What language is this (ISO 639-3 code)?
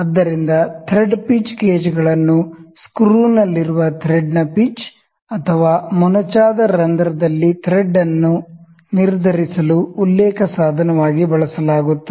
kan